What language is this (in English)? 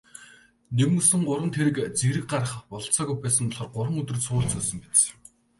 Mongolian